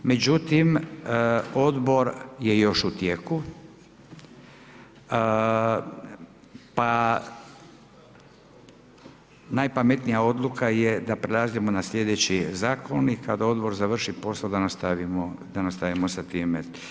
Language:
Croatian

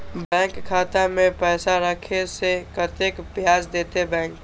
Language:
Maithili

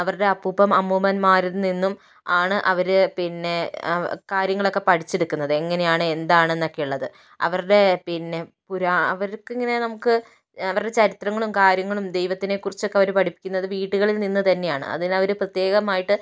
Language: Malayalam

